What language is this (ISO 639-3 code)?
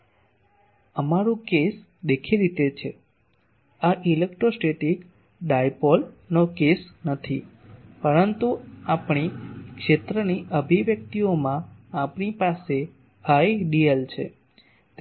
guj